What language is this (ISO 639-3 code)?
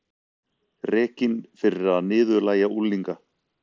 isl